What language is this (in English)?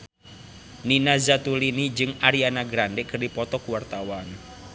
Sundanese